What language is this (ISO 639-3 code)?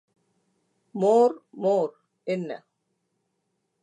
tam